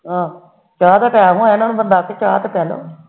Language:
Punjabi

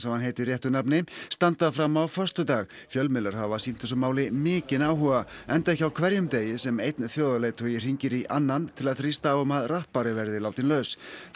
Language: Icelandic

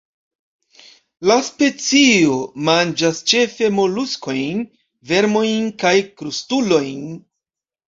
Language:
Esperanto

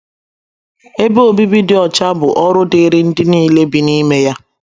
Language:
Igbo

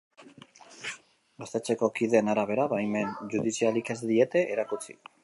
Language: Basque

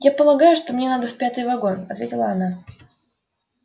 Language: Russian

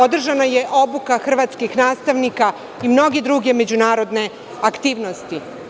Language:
Serbian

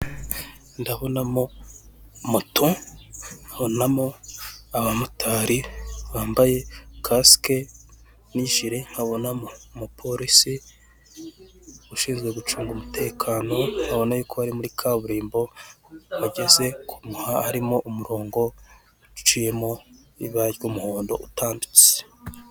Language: Kinyarwanda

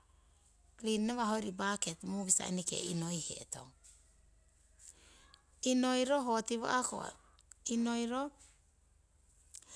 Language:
Siwai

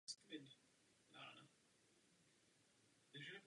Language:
Czech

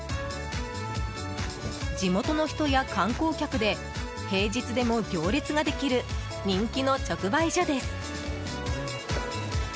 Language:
Japanese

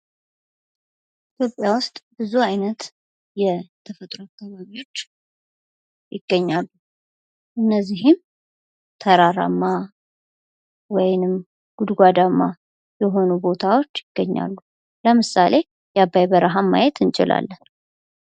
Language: Amharic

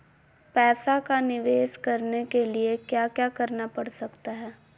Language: Magahi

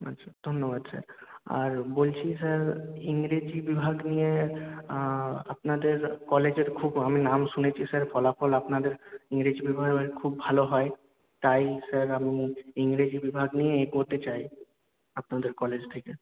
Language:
Bangla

